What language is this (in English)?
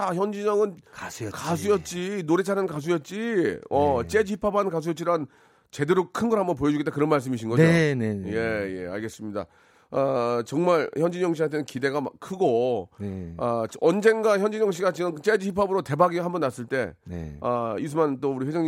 Korean